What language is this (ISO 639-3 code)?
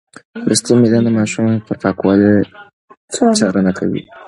pus